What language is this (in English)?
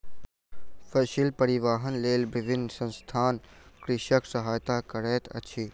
Maithili